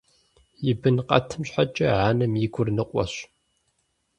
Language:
Kabardian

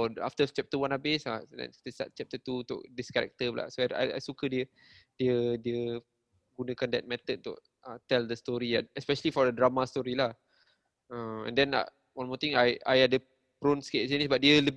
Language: Malay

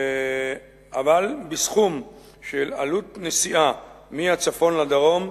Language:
Hebrew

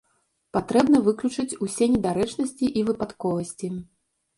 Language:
Belarusian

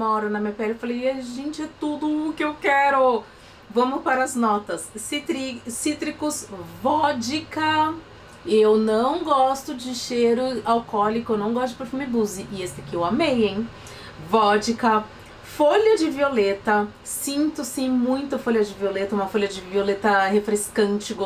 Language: Portuguese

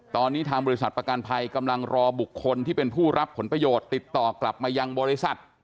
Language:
Thai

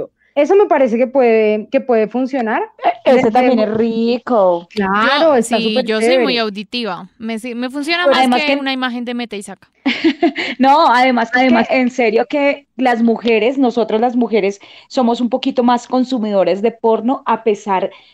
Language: Spanish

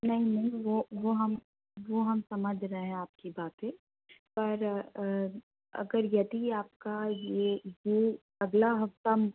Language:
Hindi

